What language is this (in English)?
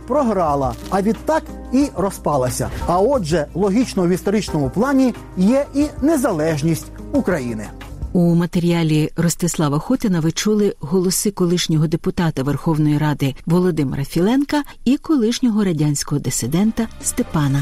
Ukrainian